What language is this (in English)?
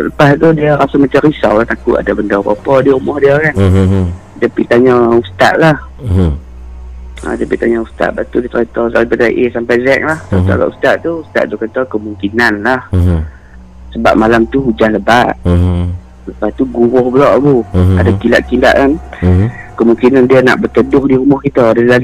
Malay